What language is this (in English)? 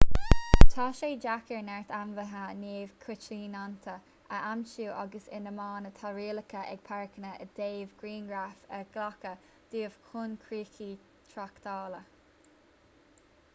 Irish